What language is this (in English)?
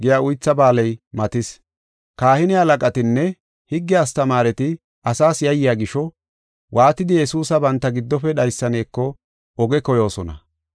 Gofa